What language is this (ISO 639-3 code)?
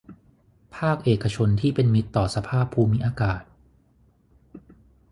tha